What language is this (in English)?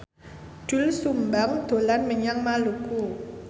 Javanese